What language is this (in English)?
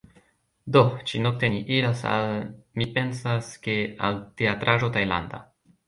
Esperanto